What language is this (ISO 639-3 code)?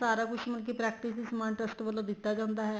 pan